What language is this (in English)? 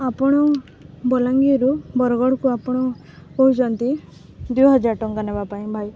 Odia